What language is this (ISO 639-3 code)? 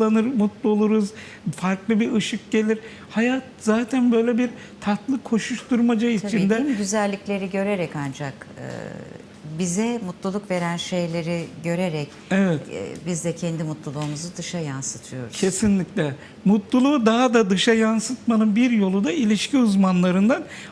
tur